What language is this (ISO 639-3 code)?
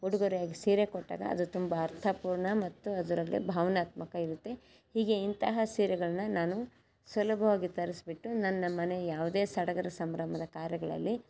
kan